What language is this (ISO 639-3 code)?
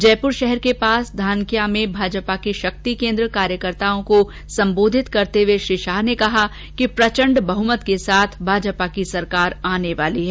hin